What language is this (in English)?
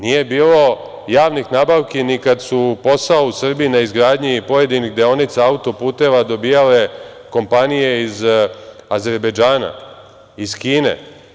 Serbian